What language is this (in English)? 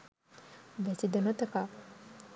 Sinhala